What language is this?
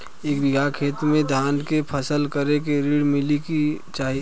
Bhojpuri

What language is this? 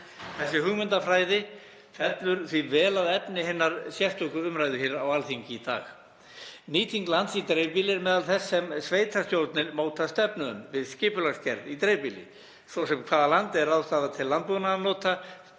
Icelandic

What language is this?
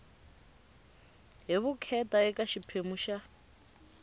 Tsonga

